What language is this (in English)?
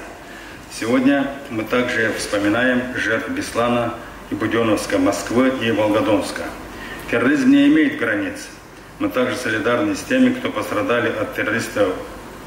Russian